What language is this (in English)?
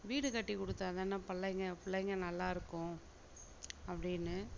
Tamil